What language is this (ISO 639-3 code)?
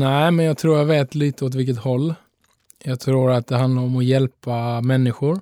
swe